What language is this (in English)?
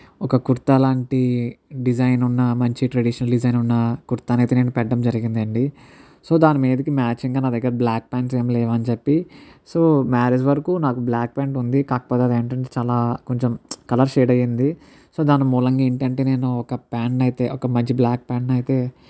Telugu